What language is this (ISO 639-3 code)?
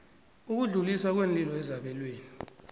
nbl